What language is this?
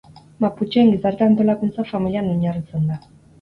Basque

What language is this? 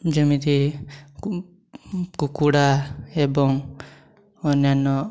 Odia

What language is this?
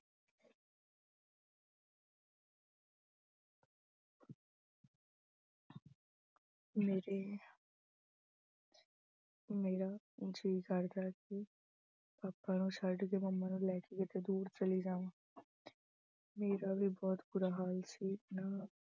Punjabi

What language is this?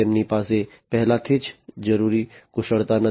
Gujarati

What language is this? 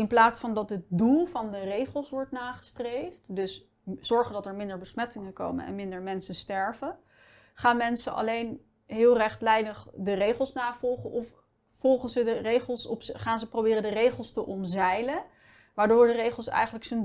Dutch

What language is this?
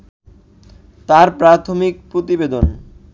Bangla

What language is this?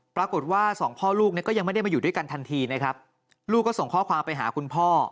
Thai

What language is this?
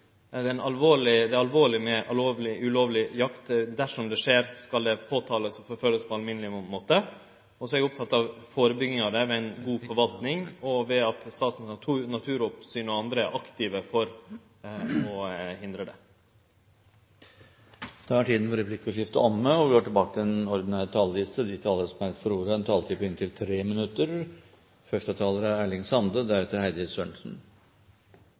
Norwegian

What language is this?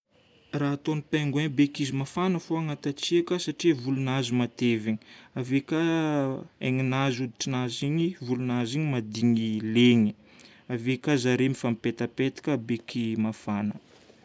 Northern Betsimisaraka Malagasy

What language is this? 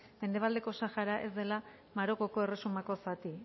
Basque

